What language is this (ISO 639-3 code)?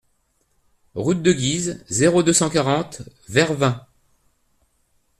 fra